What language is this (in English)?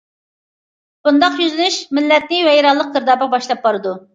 Uyghur